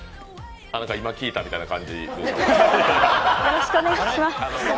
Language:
Japanese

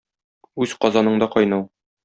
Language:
Tatar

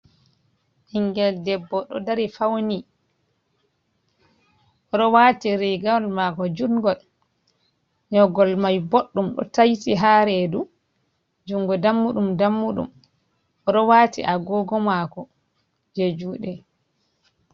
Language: Fula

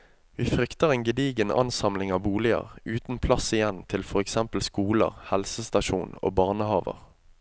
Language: Norwegian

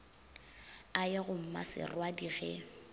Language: Northern Sotho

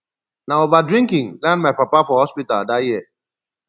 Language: Nigerian Pidgin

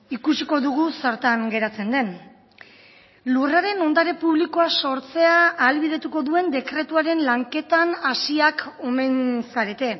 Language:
Basque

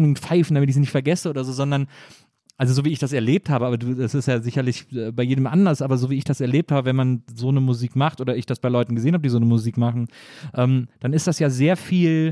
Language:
German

